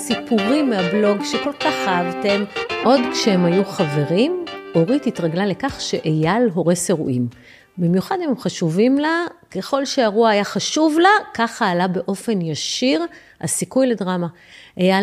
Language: Hebrew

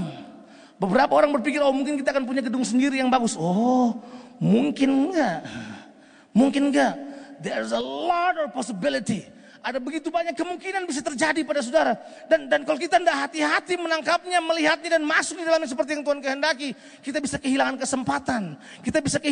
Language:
Indonesian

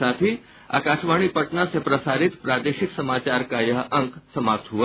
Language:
Hindi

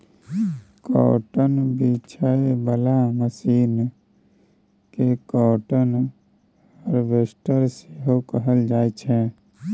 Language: Maithili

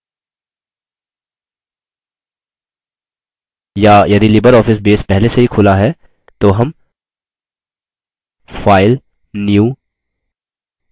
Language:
Hindi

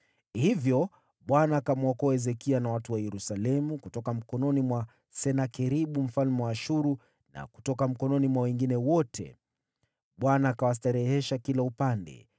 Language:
Swahili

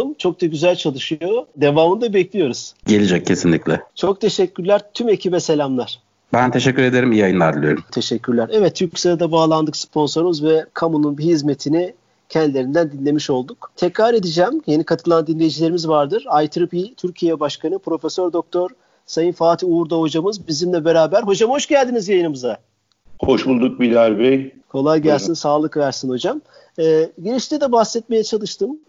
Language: Turkish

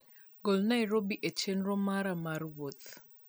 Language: Luo (Kenya and Tanzania)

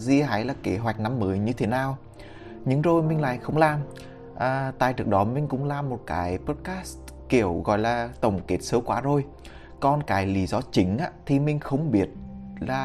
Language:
Vietnamese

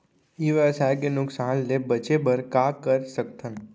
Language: Chhattisgarhi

